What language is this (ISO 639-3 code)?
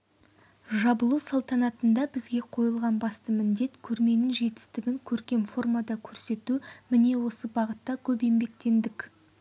kaz